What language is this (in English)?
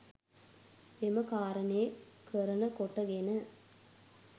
Sinhala